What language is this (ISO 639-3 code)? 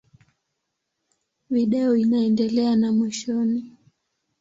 swa